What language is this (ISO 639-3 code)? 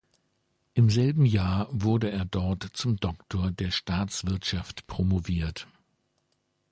deu